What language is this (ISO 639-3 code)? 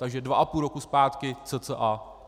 ces